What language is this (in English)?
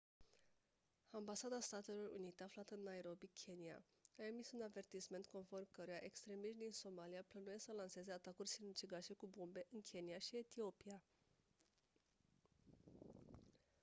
Romanian